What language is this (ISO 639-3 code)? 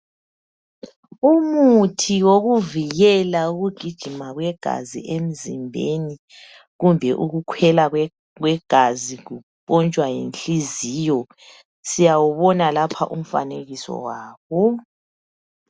nde